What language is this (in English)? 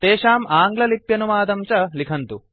Sanskrit